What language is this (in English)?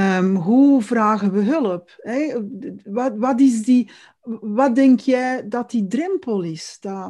Dutch